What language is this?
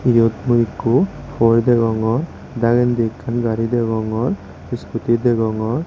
Chakma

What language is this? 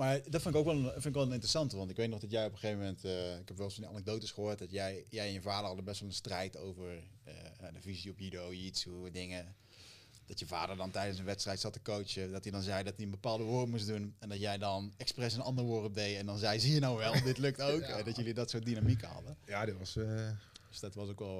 Dutch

